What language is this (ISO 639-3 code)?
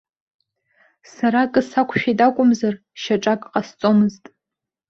abk